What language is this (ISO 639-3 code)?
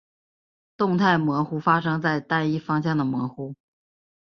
zho